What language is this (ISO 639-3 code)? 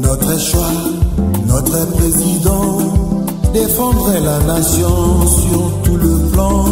fra